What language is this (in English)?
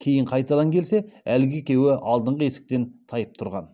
Kazakh